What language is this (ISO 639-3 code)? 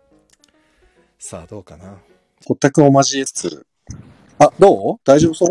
jpn